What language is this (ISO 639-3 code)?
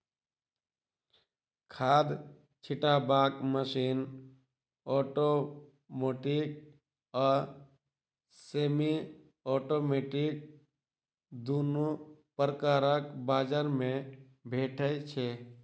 mai